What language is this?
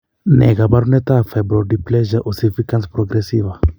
Kalenjin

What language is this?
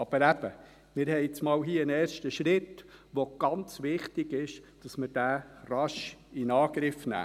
Swiss German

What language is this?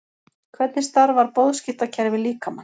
Icelandic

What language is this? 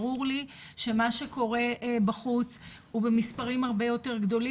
Hebrew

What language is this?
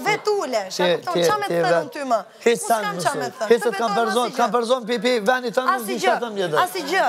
Romanian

